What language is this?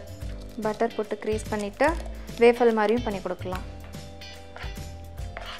Italian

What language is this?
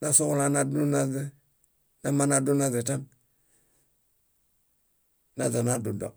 Bayot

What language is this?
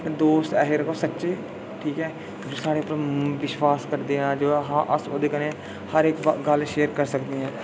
Dogri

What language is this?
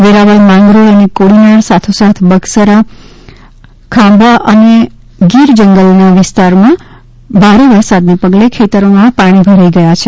Gujarati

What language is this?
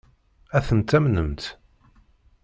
Kabyle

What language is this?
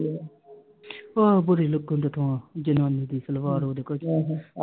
Punjabi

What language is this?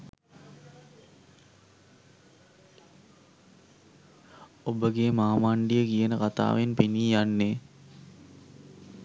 Sinhala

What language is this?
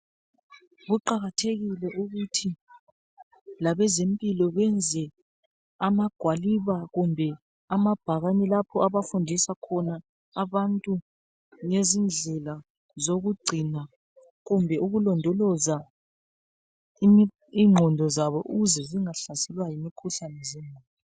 North Ndebele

